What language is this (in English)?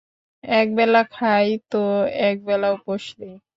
Bangla